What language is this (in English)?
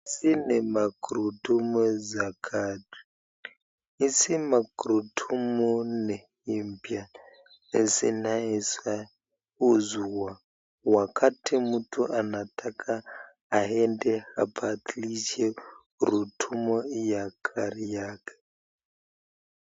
Swahili